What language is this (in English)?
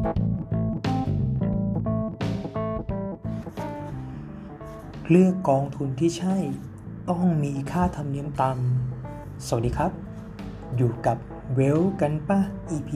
Thai